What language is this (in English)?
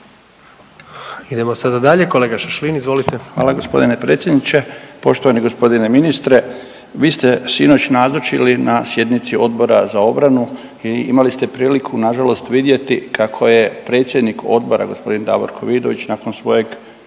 Croatian